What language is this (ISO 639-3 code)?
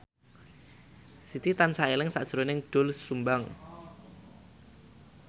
jav